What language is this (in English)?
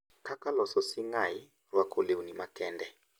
Luo (Kenya and Tanzania)